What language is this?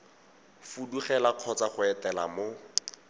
Tswana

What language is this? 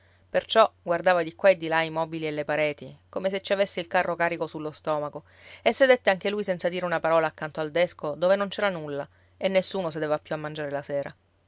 Italian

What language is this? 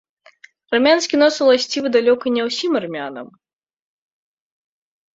Belarusian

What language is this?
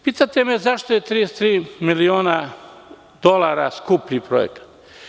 Serbian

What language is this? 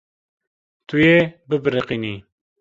Kurdish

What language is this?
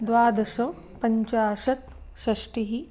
Sanskrit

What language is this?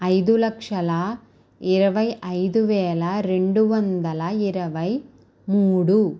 Telugu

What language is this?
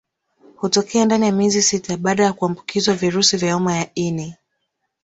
Swahili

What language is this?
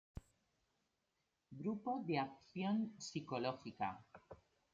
Spanish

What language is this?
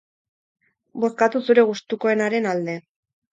Basque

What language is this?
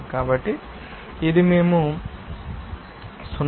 Telugu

